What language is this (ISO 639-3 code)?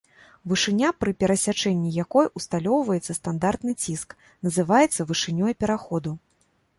bel